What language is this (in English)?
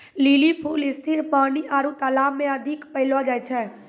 Maithili